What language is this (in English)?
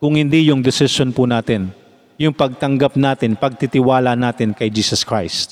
Filipino